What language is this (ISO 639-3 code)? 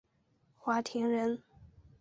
zho